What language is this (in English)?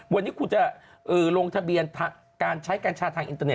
Thai